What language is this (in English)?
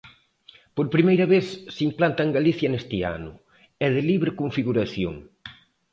Galician